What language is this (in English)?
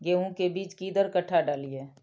Maithili